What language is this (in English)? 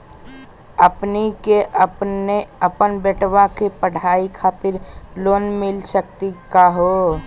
Magahi